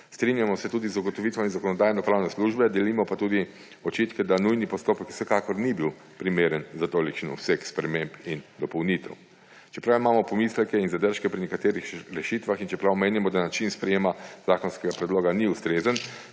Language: Slovenian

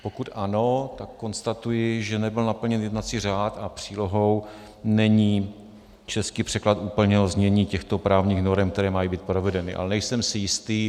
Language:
Czech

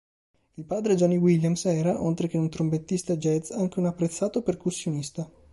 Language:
Italian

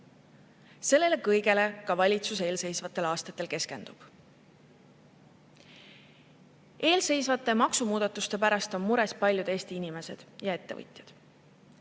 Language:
Estonian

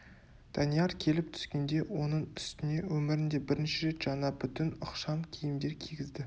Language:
Kazakh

